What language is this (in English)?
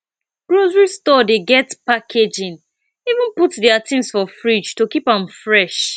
Nigerian Pidgin